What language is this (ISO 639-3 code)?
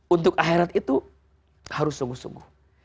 ind